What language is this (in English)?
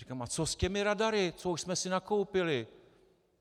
Czech